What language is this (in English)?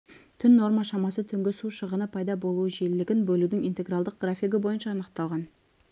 Kazakh